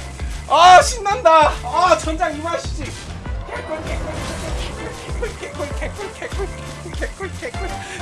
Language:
Korean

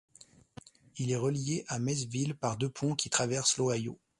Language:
French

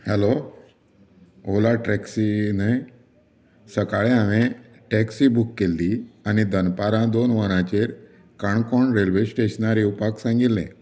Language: Konkani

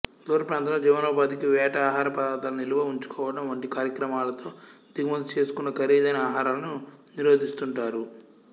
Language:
Telugu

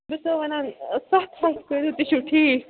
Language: Kashmiri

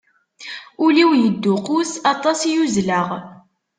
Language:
Kabyle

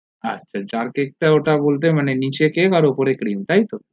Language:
Bangla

